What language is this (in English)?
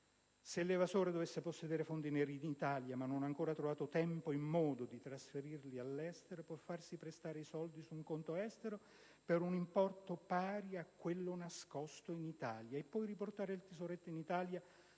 Italian